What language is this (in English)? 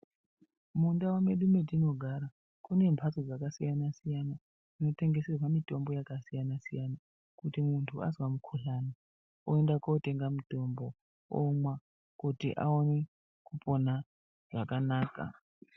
Ndau